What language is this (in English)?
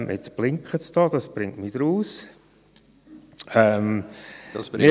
Swiss German